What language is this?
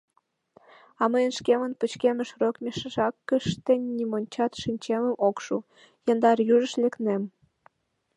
Mari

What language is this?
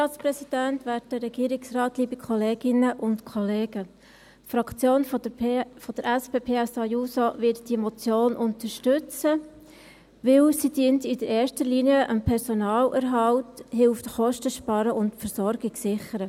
Swiss German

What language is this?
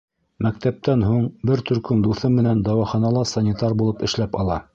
Bashkir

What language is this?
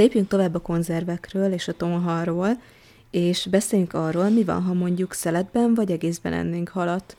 Hungarian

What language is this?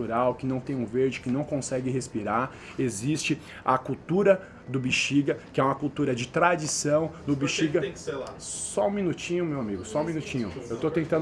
Portuguese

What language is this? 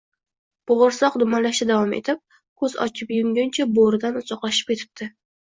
Uzbek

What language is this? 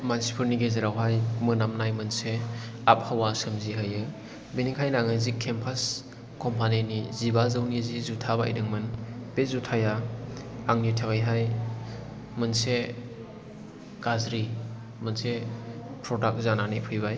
Bodo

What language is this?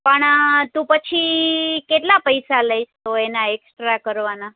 Gujarati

